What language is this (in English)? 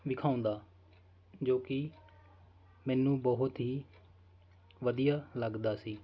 Punjabi